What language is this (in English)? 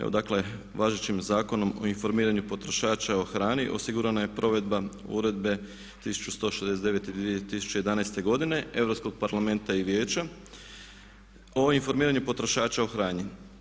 Croatian